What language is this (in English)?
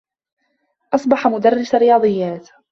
Arabic